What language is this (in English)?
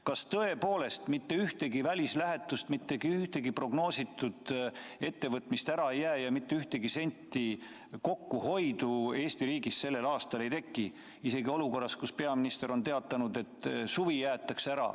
Estonian